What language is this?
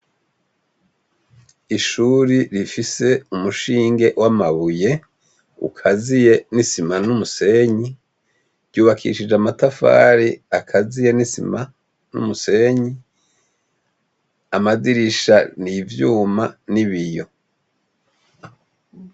Rundi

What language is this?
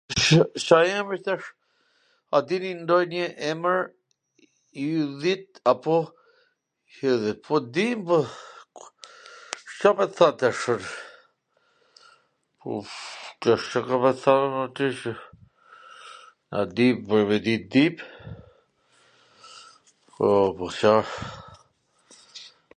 Gheg Albanian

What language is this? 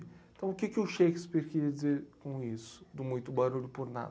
Portuguese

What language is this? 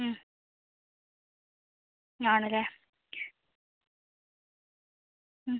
Malayalam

